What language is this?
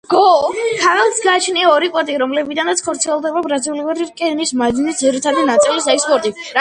Georgian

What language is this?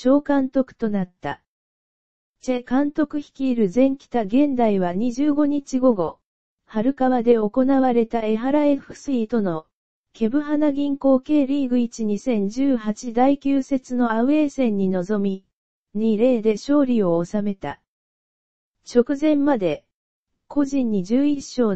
Japanese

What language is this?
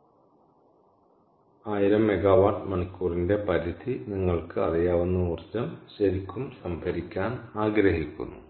Malayalam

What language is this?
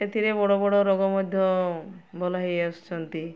Odia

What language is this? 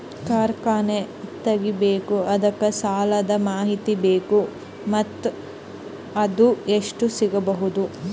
Kannada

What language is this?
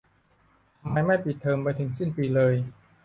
Thai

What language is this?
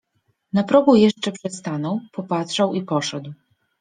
Polish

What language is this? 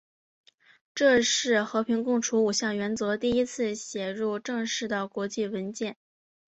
Chinese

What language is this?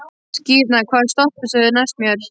Icelandic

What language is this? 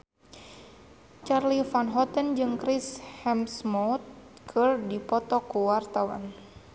Sundanese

